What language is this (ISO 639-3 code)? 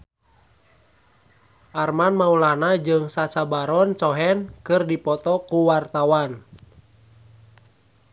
sun